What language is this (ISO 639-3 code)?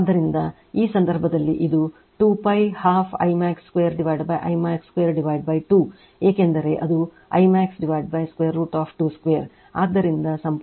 kan